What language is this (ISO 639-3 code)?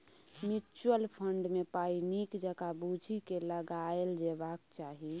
mai